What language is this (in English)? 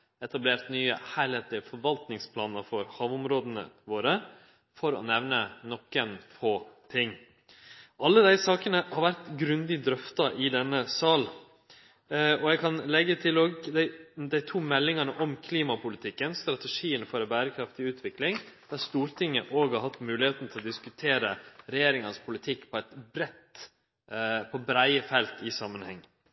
Norwegian Nynorsk